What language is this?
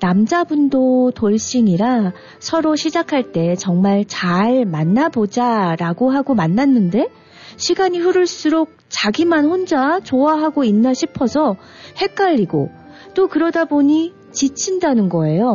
Korean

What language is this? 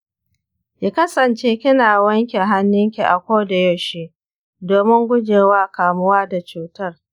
Hausa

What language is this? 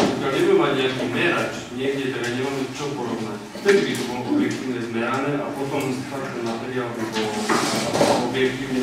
Romanian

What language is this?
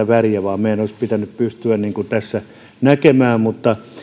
Finnish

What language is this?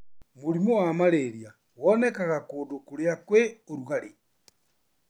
Kikuyu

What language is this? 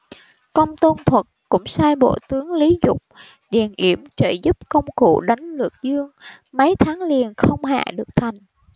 Vietnamese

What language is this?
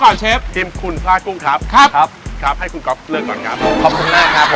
Thai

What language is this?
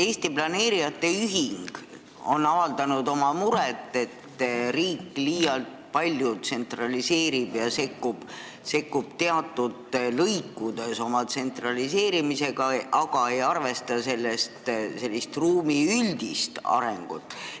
Estonian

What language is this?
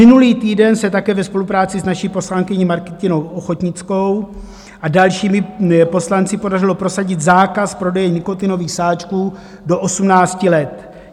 Czech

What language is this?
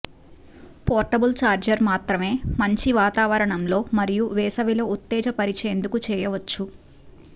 Telugu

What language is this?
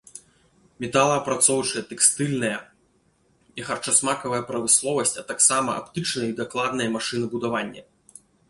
Belarusian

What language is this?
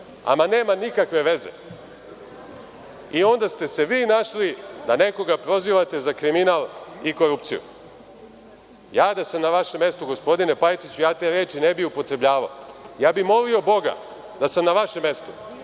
Serbian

